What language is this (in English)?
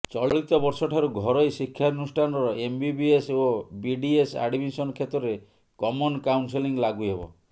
Odia